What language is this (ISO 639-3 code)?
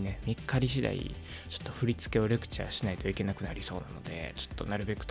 jpn